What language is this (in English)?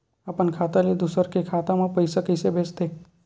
Chhattisgarhi